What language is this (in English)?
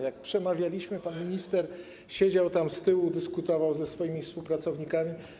Polish